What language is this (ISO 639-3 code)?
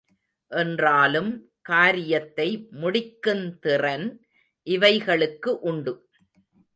tam